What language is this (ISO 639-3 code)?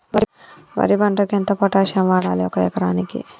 tel